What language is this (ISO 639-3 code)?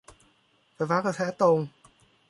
tha